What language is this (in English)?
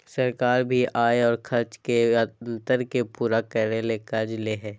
Magahi